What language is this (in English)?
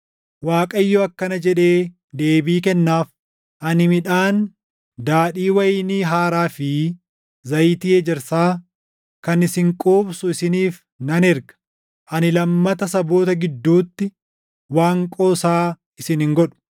Oromo